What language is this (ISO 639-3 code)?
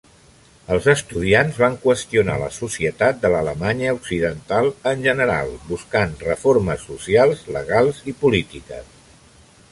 cat